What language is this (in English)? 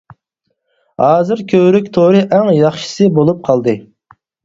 Uyghur